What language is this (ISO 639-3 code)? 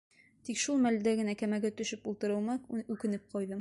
bak